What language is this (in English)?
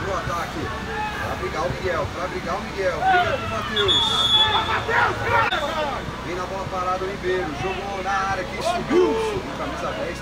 Portuguese